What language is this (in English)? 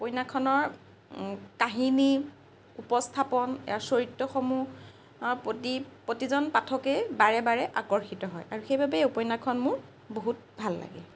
Assamese